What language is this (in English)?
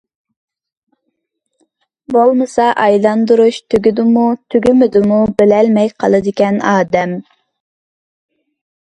Uyghur